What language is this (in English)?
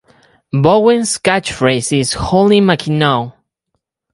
English